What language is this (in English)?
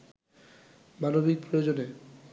Bangla